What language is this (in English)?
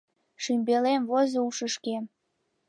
Mari